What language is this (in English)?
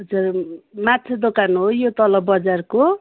Nepali